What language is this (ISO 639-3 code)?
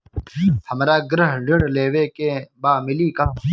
bho